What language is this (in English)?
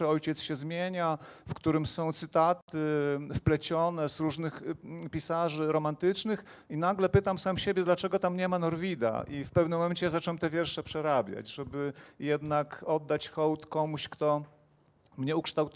Polish